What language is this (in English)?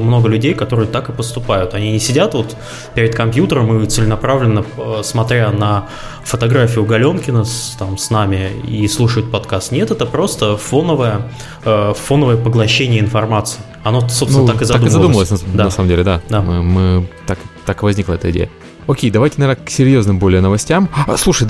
Russian